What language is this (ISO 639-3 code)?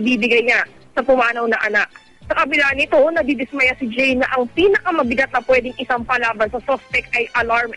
fil